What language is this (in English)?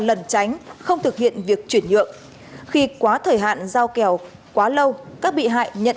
Vietnamese